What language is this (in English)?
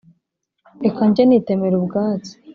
Kinyarwanda